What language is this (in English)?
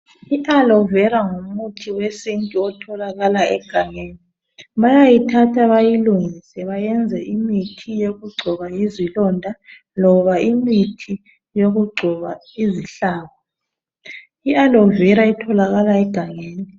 North Ndebele